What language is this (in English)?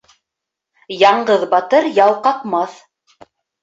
Bashkir